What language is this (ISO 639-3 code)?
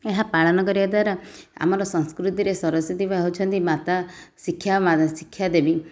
ori